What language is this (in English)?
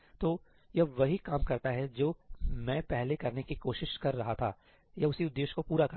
Hindi